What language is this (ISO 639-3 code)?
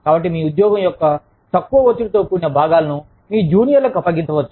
tel